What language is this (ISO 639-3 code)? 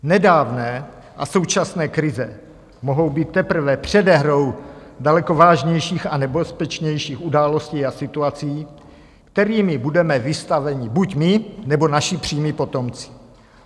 ces